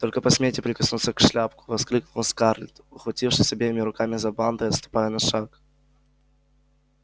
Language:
Russian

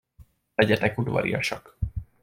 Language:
Hungarian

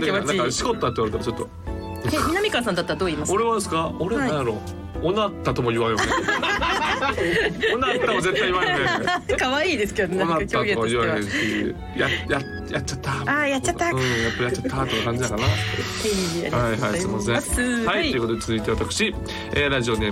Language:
Japanese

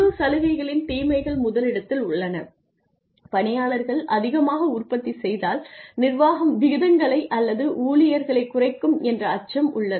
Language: Tamil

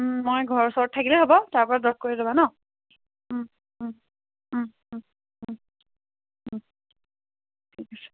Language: Assamese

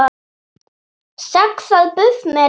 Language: Icelandic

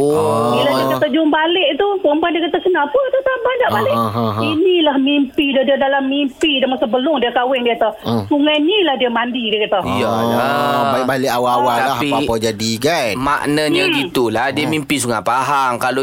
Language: Malay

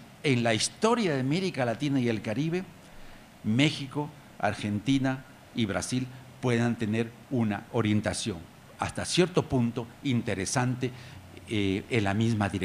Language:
Spanish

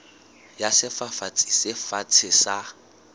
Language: Southern Sotho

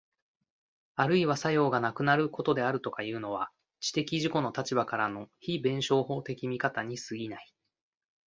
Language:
Japanese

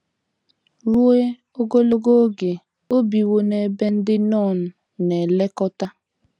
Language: Igbo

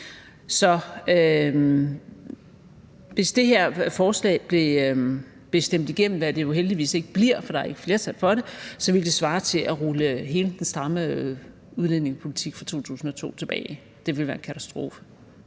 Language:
Danish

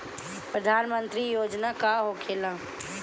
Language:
Bhojpuri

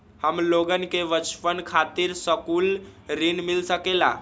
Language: Magahi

